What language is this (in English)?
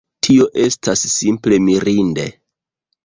Esperanto